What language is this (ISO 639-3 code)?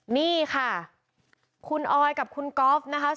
tha